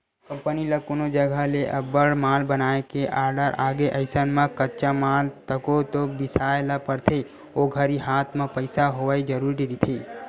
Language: Chhattisgarhi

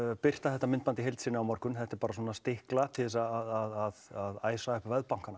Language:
Icelandic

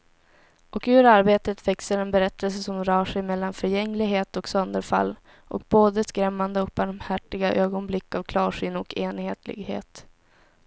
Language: Swedish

